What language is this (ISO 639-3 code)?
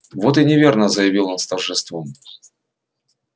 rus